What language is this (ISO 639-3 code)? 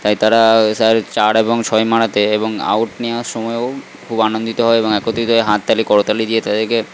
ben